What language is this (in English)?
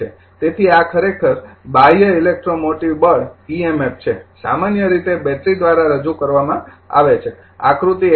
Gujarati